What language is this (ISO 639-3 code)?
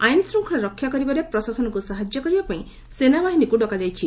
ori